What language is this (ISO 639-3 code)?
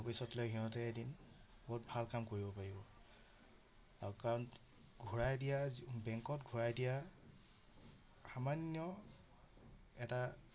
asm